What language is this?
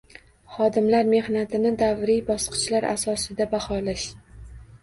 Uzbek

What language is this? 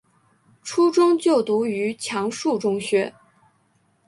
Chinese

